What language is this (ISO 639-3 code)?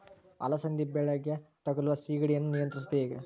kan